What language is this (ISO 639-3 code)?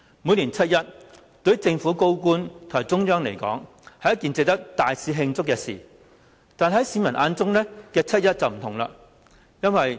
yue